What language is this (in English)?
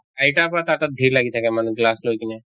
Assamese